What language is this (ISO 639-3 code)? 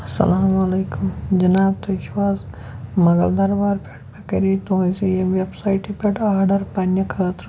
kas